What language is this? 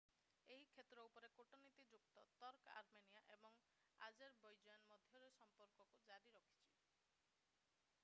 Odia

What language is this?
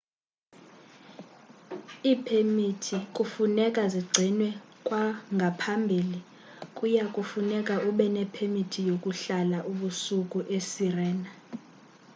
Xhosa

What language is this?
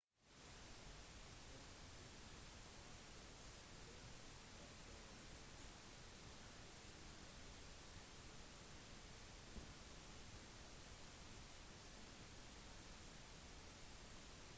Norwegian Bokmål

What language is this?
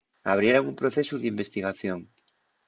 Asturian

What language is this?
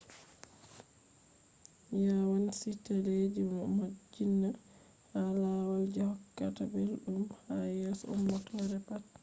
Fula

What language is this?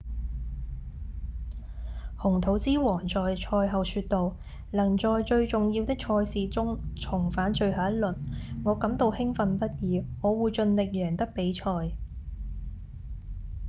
Cantonese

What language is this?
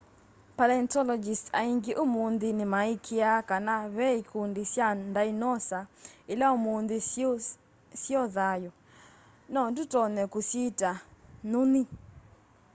Kamba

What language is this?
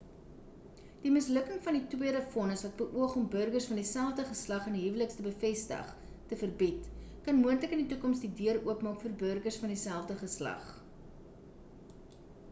Afrikaans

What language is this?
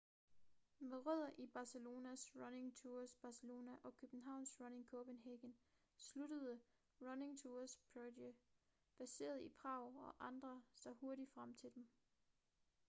Danish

